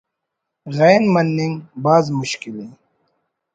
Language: Brahui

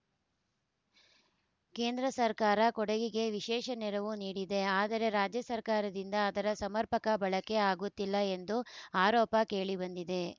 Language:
Kannada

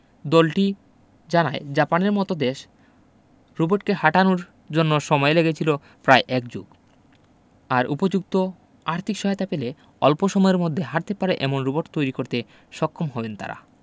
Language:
Bangla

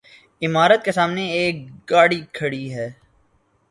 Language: Urdu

